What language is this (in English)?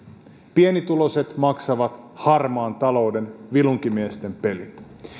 Finnish